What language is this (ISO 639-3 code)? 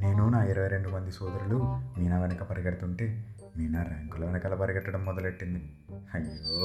tel